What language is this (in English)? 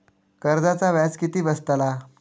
Marathi